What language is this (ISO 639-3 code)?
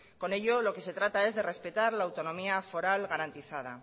spa